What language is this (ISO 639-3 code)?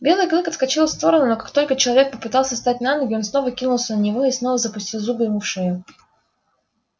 rus